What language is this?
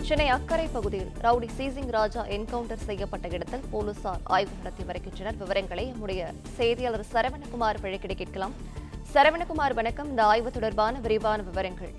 Tamil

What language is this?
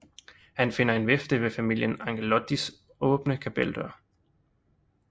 Danish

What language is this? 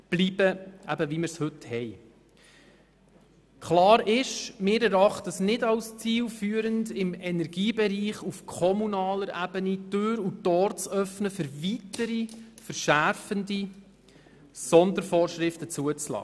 Swiss German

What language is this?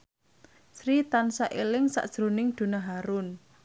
Javanese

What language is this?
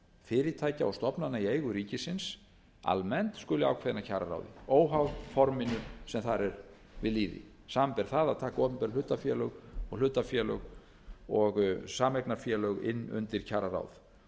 Icelandic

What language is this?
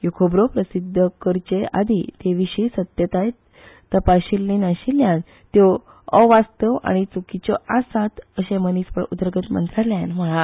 Konkani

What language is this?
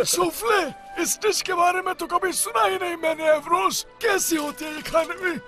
Hindi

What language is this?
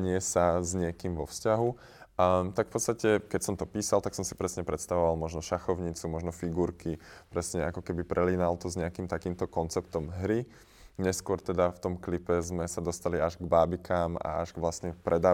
Slovak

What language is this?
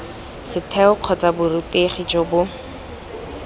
Tswana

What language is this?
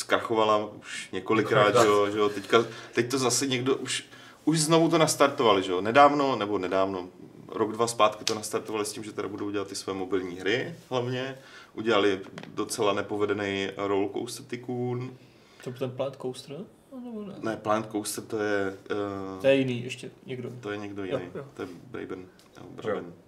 Czech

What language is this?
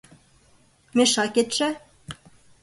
Mari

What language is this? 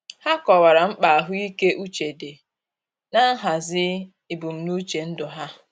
Igbo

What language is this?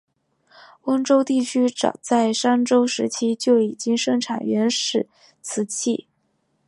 Chinese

